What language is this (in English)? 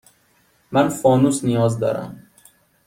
Persian